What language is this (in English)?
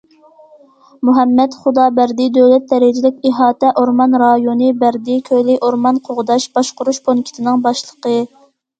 Uyghur